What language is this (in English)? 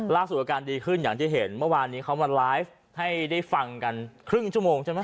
Thai